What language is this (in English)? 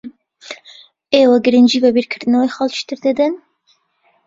Central Kurdish